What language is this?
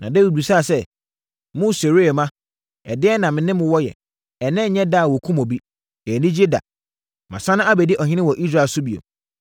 Akan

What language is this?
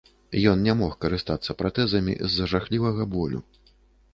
Belarusian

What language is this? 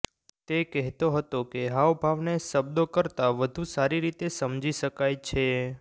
Gujarati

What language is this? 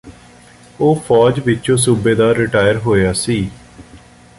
Punjabi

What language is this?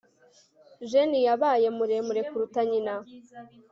Kinyarwanda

